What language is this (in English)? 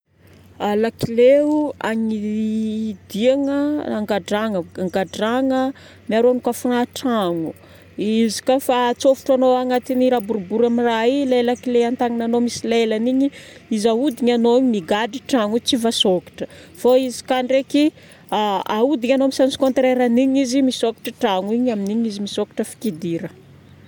Northern Betsimisaraka Malagasy